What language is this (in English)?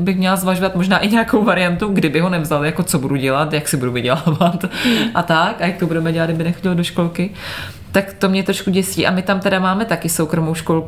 Czech